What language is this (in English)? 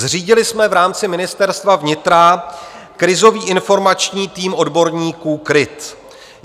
Czech